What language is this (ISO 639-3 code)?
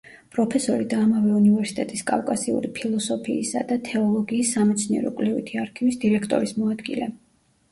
kat